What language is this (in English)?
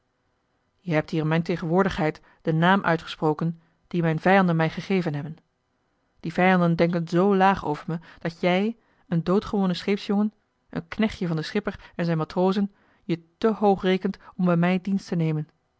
Dutch